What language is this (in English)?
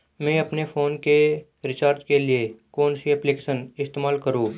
Hindi